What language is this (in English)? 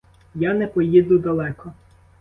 Ukrainian